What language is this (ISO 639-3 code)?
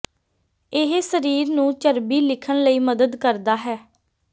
pan